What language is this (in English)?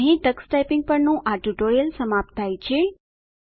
Gujarati